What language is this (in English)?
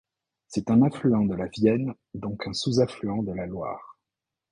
French